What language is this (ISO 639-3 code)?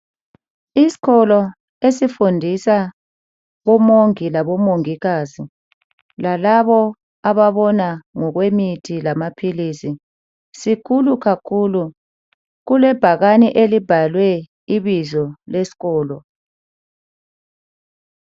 nde